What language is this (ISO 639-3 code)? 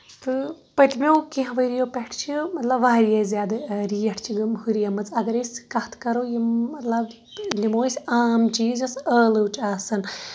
kas